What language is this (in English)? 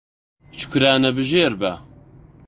Central Kurdish